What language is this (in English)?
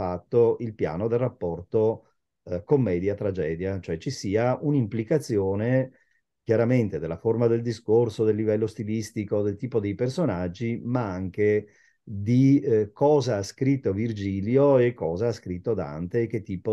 Italian